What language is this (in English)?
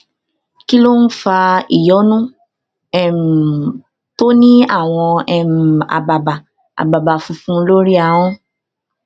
Yoruba